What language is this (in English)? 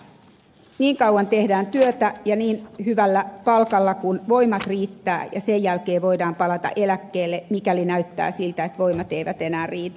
Finnish